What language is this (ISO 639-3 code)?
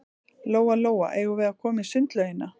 isl